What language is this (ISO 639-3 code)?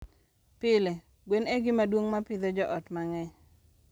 luo